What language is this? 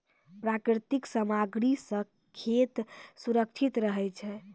Maithili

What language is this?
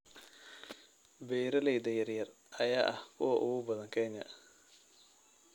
Somali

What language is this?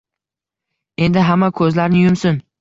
Uzbek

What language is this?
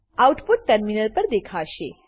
Gujarati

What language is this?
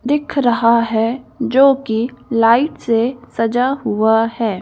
Hindi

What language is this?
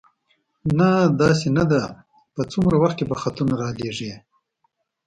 Pashto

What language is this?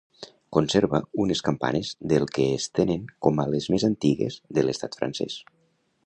Catalan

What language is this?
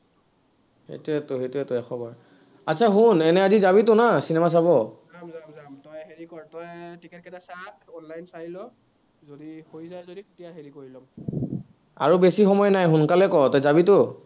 Assamese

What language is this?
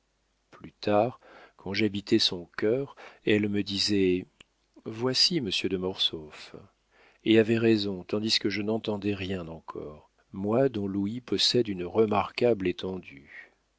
French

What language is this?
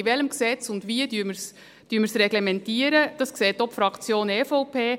Swiss German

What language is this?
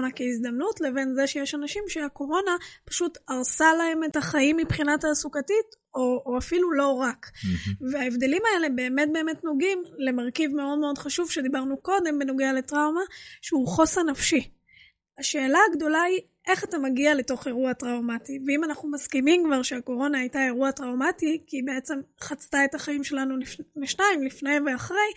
Hebrew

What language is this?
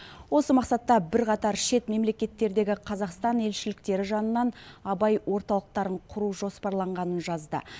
Kazakh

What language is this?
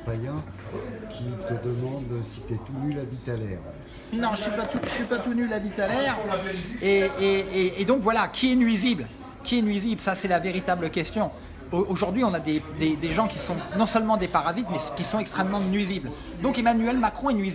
French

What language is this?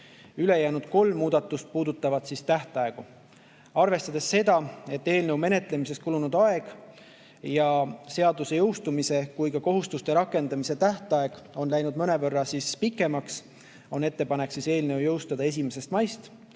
Estonian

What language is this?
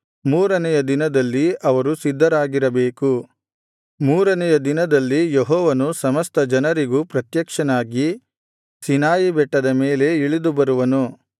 Kannada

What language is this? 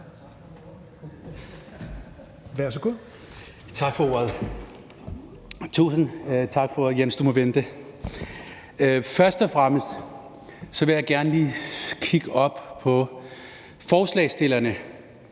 Danish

